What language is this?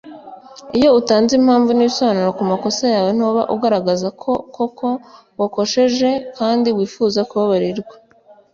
Kinyarwanda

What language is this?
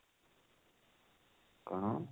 Odia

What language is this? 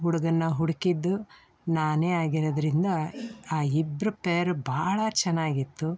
Kannada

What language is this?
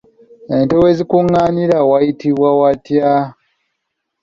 Ganda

